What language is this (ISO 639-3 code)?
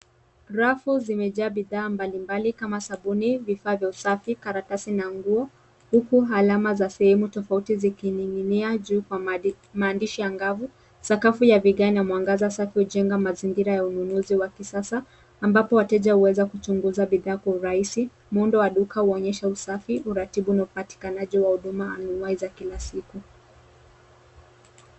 swa